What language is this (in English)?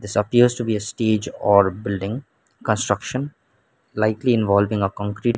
English